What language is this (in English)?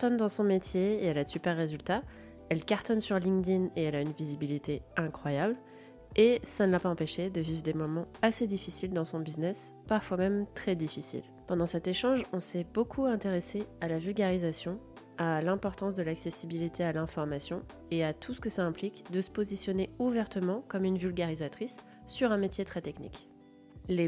French